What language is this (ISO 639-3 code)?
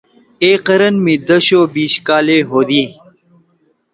trw